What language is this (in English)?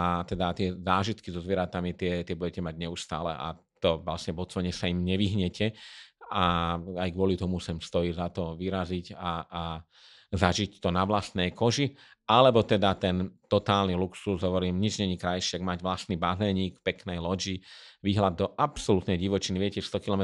Slovak